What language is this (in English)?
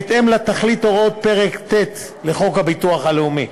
Hebrew